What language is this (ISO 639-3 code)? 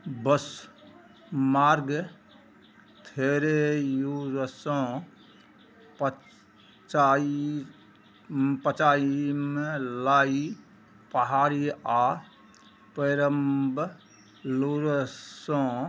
mai